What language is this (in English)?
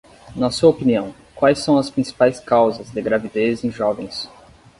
Portuguese